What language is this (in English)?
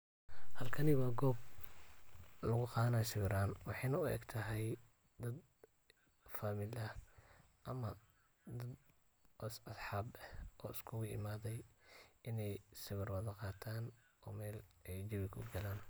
Somali